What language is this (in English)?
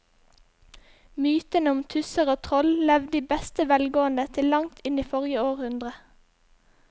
Norwegian